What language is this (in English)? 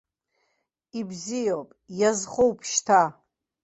Abkhazian